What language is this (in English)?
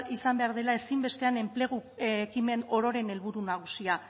Basque